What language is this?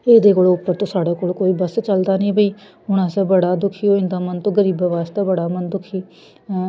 Dogri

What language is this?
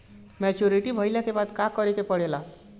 Bhojpuri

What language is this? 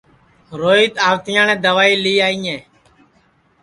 Sansi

